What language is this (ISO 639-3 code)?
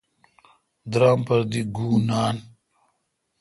xka